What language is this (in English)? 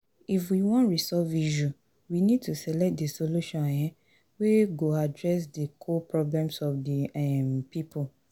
Nigerian Pidgin